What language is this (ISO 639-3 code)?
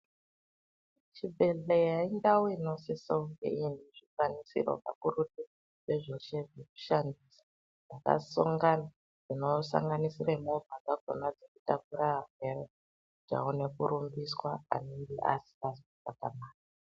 ndc